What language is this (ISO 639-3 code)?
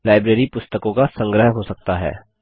hin